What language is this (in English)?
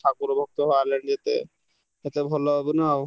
Odia